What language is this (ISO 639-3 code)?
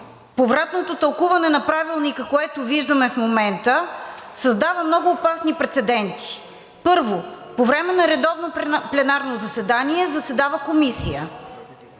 bul